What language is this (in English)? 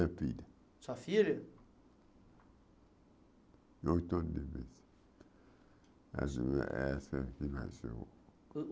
Portuguese